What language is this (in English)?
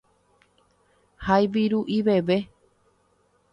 Guarani